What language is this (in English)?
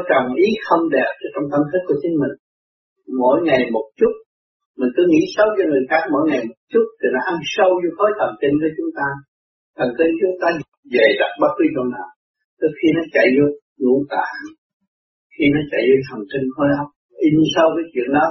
Vietnamese